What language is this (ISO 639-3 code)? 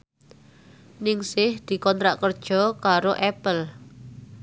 jav